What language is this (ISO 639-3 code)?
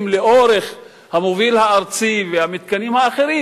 heb